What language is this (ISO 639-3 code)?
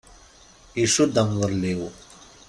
kab